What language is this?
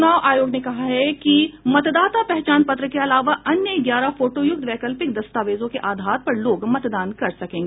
Hindi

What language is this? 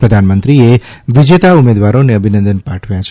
Gujarati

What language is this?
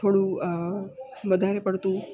Gujarati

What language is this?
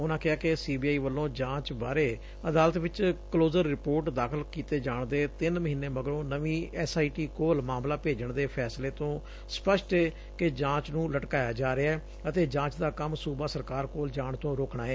Punjabi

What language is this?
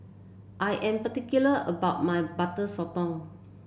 English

